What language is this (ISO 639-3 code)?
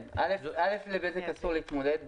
heb